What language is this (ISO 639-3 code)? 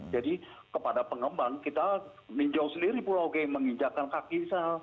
ind